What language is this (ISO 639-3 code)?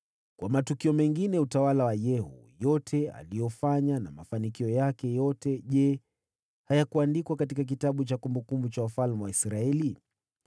swa